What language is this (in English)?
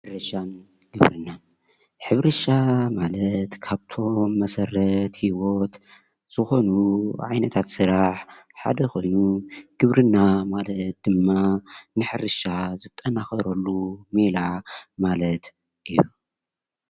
Tigrinya